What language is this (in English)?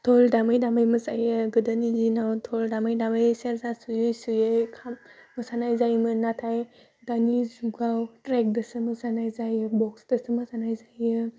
Bodo